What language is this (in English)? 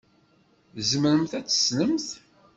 Kabyle